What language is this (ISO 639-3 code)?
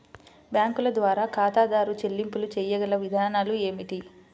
tel